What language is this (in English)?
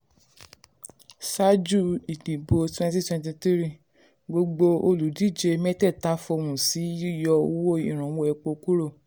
Yoruba